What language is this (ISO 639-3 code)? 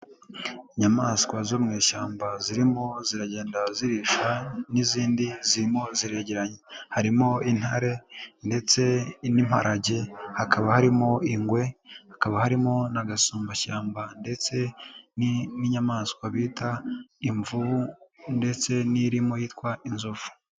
kin